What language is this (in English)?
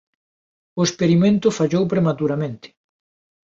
Galician